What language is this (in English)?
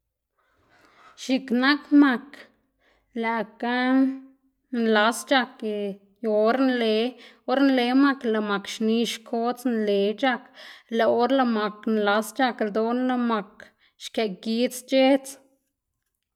Xanaguía Zapotec